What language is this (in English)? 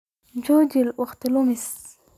Somali